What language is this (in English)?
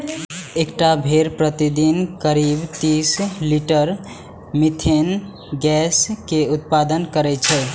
Maithili